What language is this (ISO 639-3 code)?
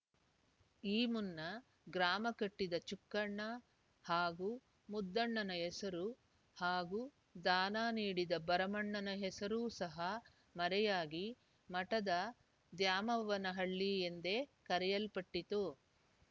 kan